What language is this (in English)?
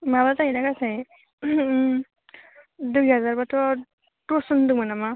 Bodo